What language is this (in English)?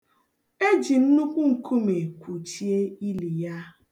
Igbo